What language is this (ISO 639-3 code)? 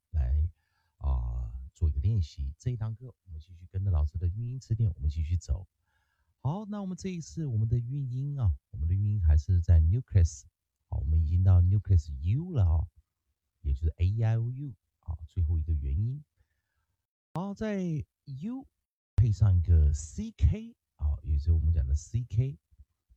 zho